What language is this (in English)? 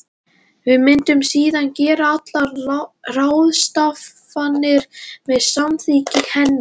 Icelandic